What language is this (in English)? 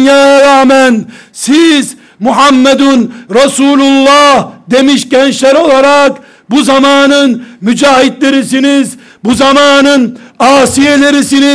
Turkish